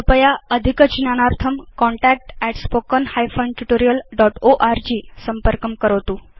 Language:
Sanskrit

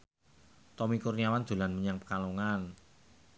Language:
Javanese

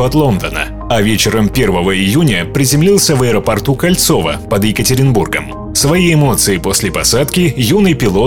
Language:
Russian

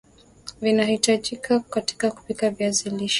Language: Swahili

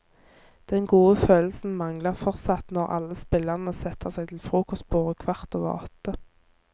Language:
Norwegian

